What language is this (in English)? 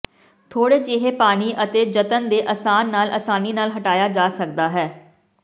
Punjabi